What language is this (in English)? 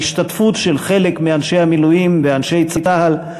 Hebrew